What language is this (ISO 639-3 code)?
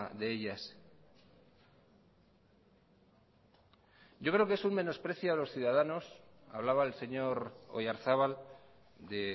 spa